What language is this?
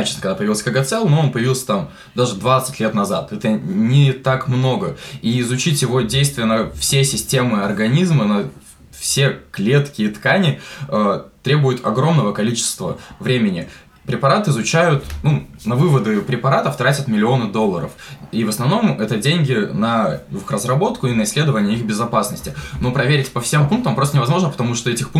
Russian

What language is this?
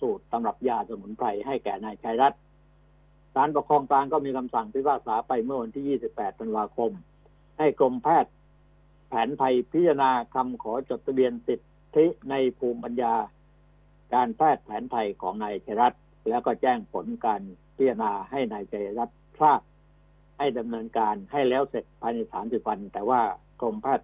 Thai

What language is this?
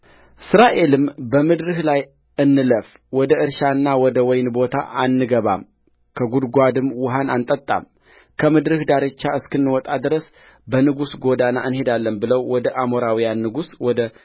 Amharic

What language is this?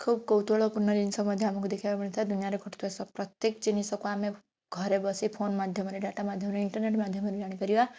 Odia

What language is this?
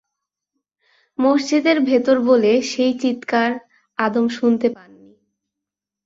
Bangla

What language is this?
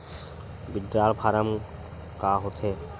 Chhattisgarhi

